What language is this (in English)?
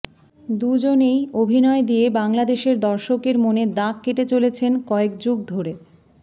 Bangla